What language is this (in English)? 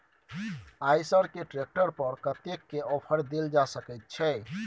Maithili